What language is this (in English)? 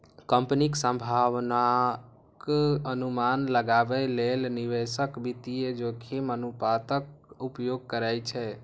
Maithili